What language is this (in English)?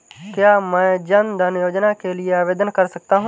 Hindi